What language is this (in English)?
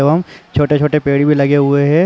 Hindi